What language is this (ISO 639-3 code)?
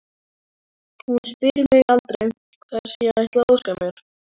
isl